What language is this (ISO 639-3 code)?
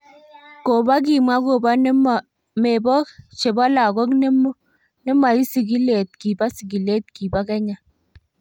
kln